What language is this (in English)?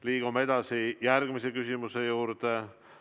Estonian